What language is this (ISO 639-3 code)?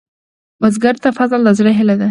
pus